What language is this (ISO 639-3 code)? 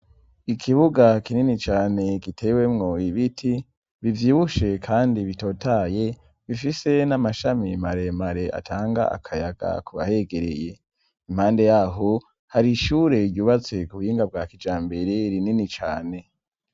run